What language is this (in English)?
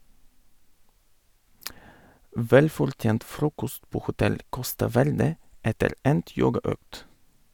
Norwegian